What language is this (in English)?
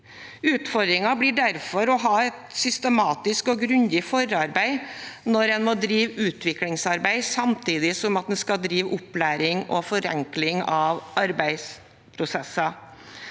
Norwegian